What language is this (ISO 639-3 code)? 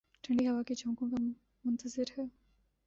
urd